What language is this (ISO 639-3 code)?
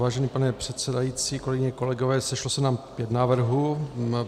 ces